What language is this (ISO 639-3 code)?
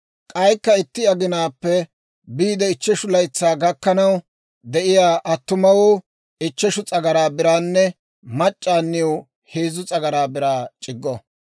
dwr